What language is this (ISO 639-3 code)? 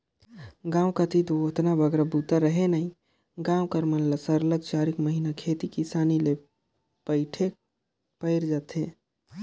hne